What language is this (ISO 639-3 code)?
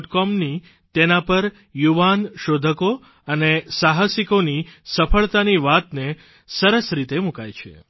guj